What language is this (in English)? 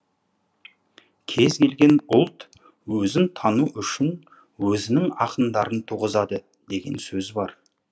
Kazakh